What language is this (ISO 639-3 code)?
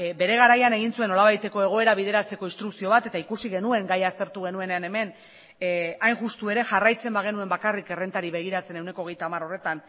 eus